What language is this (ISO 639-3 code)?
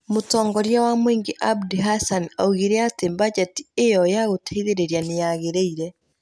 kik